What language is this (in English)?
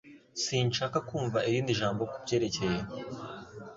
Kinyarwanda